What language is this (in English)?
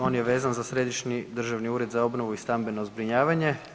Croatian